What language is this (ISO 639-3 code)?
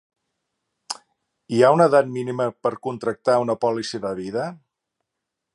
cat